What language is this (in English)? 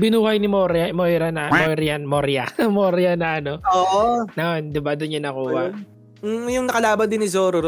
Filipino